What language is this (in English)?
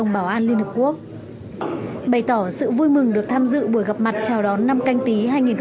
Vietnamese